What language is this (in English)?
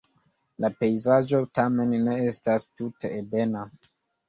Esperanto